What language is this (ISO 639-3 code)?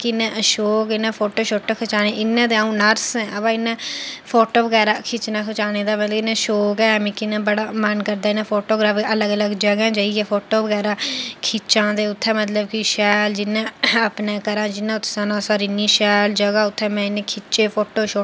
doi